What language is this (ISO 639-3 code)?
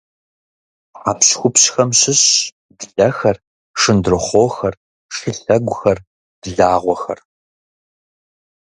kbd